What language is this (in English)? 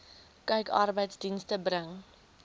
Afrikaans